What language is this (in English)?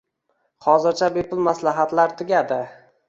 Uzbek